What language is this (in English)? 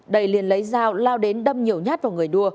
Vietnamese